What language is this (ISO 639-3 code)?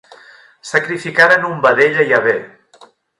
cat